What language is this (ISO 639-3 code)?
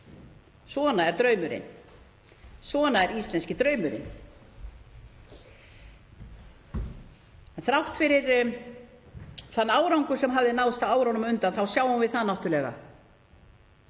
isl